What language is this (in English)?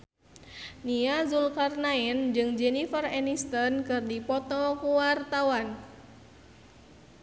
Sundanese